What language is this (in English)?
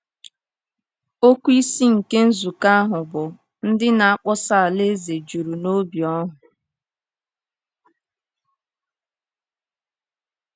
Igbo